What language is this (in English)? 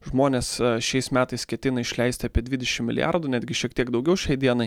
Lithuanian